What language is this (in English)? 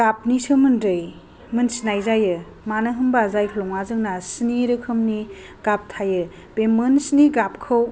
Bodo